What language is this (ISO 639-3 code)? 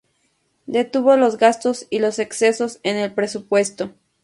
spa